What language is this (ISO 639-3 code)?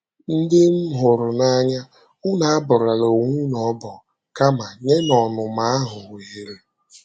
ibo